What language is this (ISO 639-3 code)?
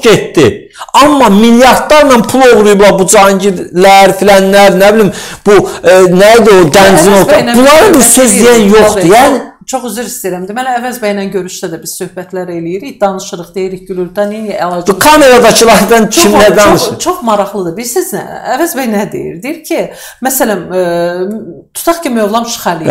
tur